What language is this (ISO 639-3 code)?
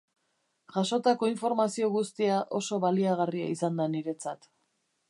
eus